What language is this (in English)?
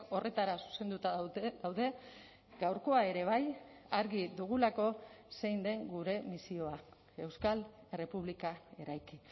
Basque